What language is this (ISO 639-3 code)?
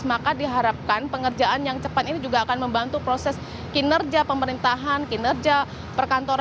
ind